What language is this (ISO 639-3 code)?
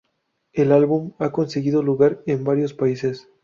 spa